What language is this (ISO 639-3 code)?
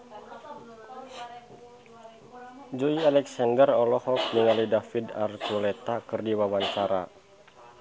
sun